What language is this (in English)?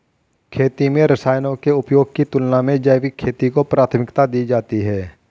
Hindi